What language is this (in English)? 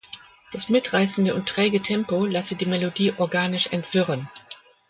German